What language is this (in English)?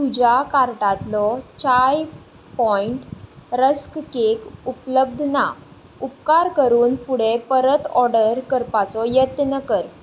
Konkani